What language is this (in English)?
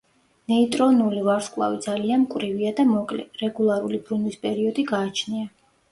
Georgian